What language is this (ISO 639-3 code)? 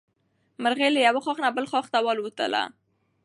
pus